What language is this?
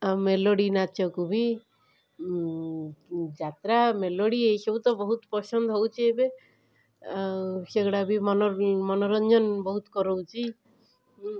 Odia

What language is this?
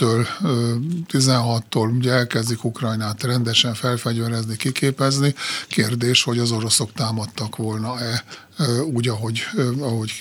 Hungarian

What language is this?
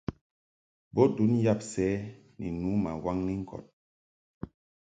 Mungaka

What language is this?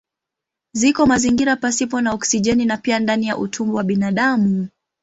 Swahili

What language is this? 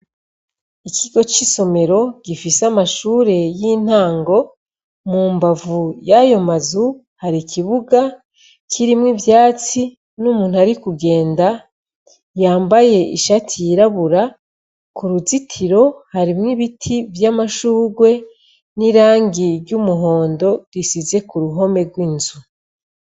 Rundi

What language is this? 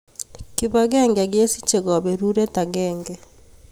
Kalenjin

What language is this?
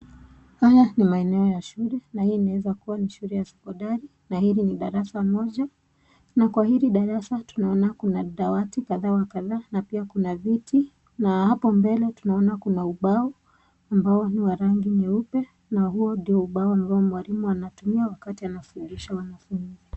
Swahili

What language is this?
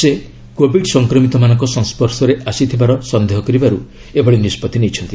Odia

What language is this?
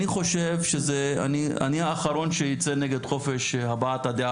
Hebrew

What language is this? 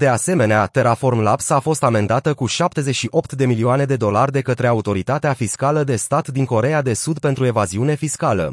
Romanian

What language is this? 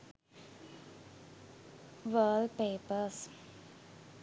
Sinhala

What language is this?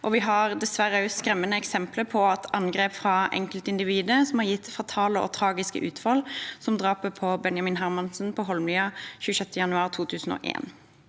Norwegian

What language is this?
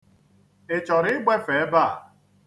Igbo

